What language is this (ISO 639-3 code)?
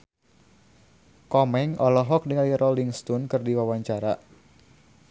sun